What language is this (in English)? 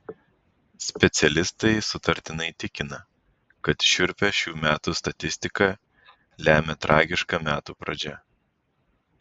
Lithuanian